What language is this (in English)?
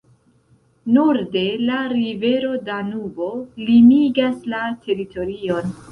Esperanto